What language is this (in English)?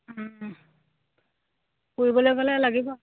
Assamese